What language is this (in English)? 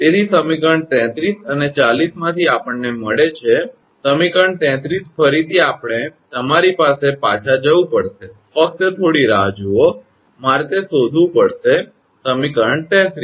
Gujarati